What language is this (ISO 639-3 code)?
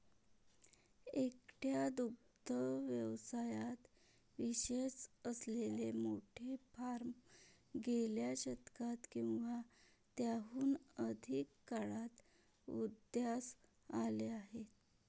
mar